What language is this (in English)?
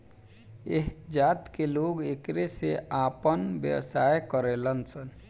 Bhojpuri